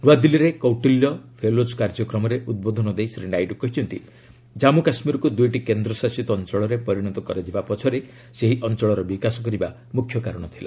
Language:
Odia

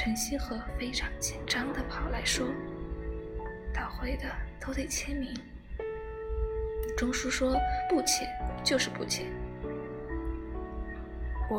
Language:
Chinese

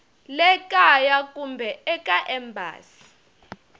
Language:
Tsonga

